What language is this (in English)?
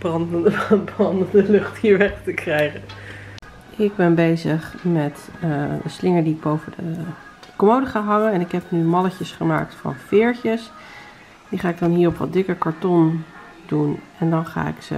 Dutch